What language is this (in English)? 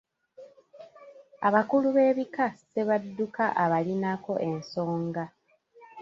Ganda